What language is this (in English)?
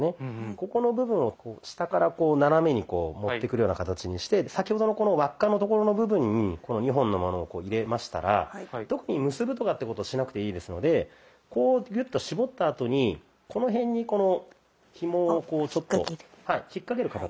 Japanese